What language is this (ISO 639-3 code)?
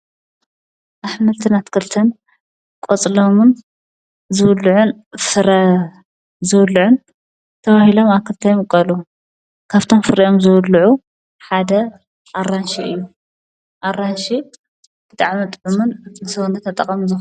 tir